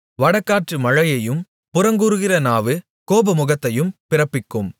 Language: Tamil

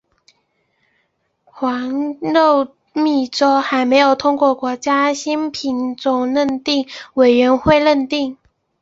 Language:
Chinese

